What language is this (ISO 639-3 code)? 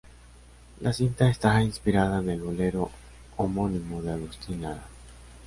spa